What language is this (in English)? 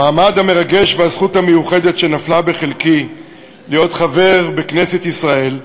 Hebrew